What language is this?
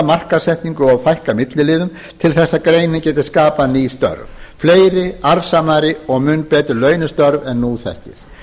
Icelandic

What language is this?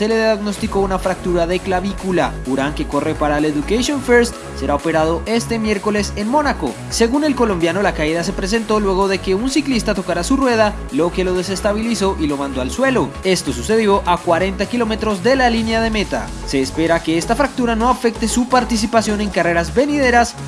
Spanish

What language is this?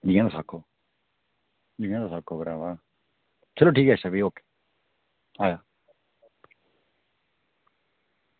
Dogri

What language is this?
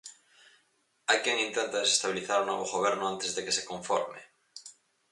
Galician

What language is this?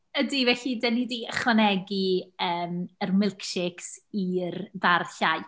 Welsh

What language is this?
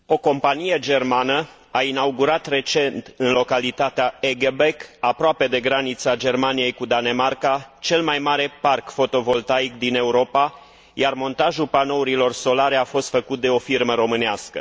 Romanian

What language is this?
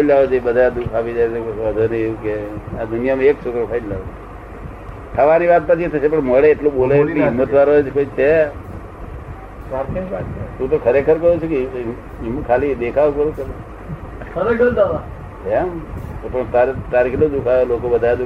Gujarati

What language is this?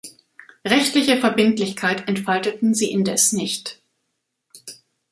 German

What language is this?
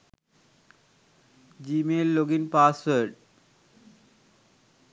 Sinhala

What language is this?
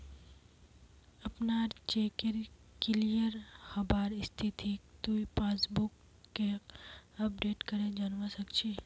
Magahi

